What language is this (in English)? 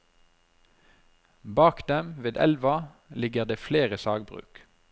Norwegian